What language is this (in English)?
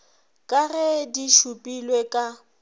Northern Sotho